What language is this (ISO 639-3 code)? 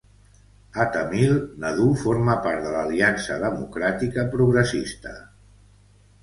cat